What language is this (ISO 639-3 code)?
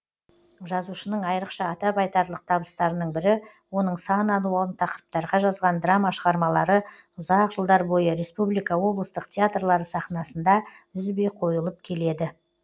kaz